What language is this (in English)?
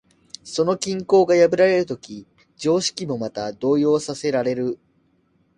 Japanese